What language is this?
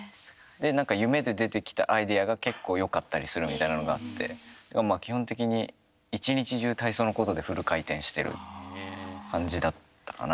Japanese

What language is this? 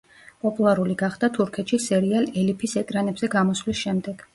Georgian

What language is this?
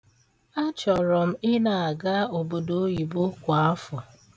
Igbo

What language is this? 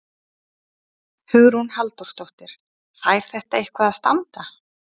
Icelandic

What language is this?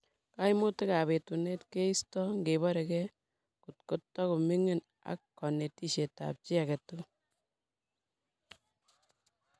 Kalenjin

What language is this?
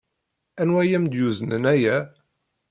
Kabyle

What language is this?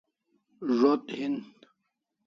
Kalasha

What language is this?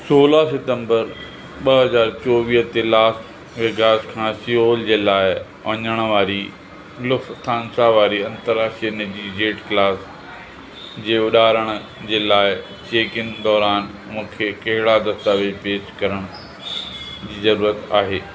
Sindhi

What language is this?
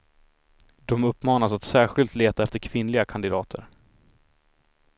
Swedish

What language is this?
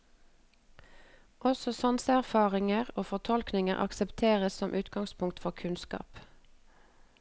Norwegian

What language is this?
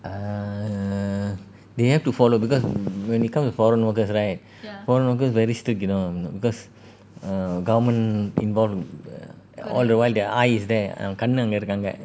English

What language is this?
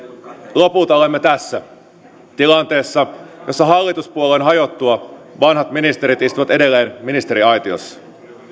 Finnish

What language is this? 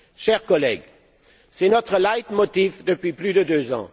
French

